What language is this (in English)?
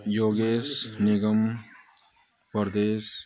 Nepali